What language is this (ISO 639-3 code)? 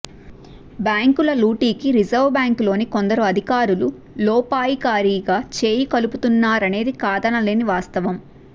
tel